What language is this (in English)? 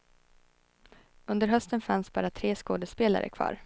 Swedish